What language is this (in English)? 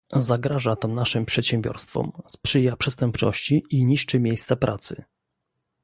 Polish